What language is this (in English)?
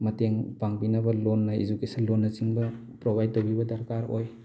Manipuri